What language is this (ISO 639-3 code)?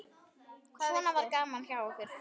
isl